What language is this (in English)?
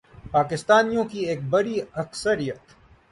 Urdu